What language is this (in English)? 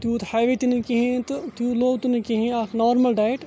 Kashmiri